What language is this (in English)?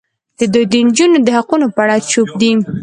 Pashto